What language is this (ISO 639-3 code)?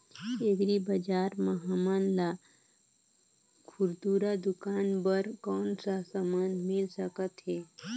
hne